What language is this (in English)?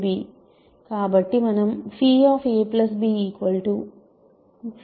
Telugu